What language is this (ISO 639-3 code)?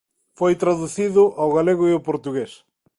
glg